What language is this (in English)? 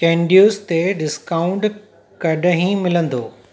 Sindhi